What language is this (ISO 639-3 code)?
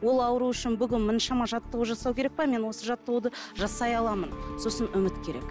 kaz